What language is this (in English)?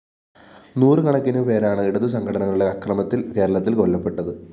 Malayalam